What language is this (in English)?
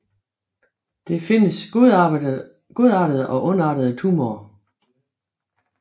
Danish